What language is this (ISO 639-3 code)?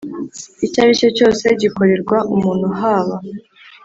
kin